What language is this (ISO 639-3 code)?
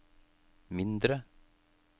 nor